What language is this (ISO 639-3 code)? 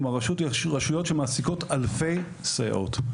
heb